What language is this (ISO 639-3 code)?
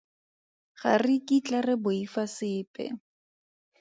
tsn